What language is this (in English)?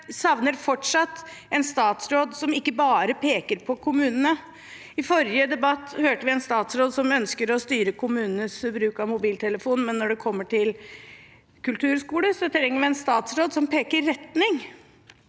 Norwegian